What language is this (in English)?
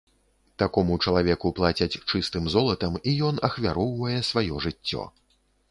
Belarusian